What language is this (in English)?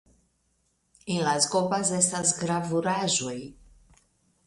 Esperanto